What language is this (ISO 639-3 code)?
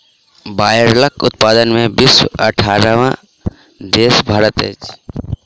mai